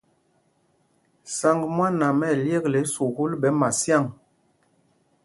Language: Mpumpong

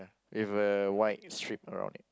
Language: English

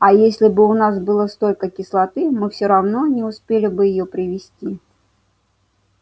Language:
Russian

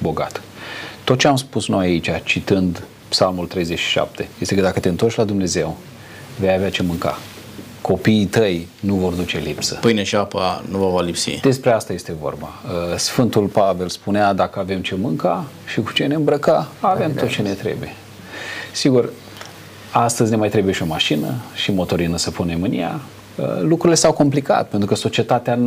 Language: Romanian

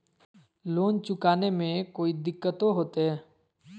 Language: Magahi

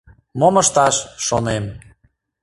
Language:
Mari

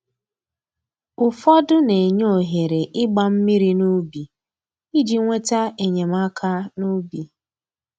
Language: Igbo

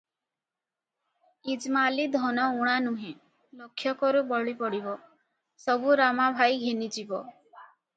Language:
Odia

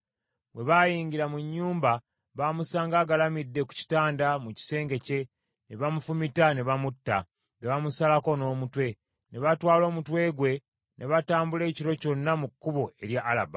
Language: Ganda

